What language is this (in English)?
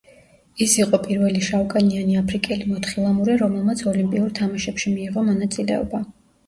Georgian